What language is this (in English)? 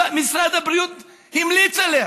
Hebrew